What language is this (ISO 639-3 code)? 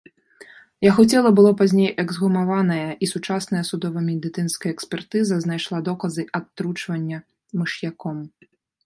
bel